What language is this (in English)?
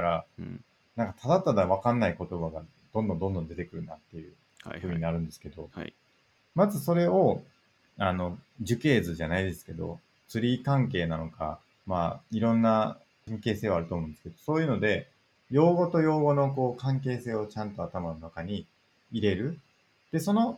Japanese